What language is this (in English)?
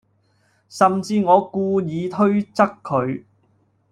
Cantonese